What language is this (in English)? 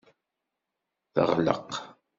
Kabyle